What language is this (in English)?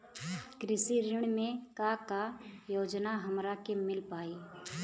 Bhojpuri